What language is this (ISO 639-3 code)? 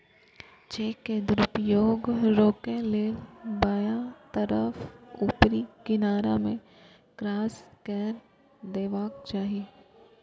mai